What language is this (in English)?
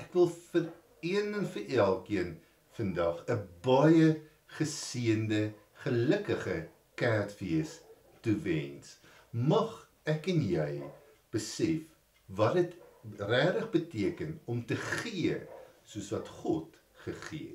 Dutch